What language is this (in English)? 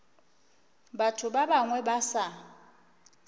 Northern Sotho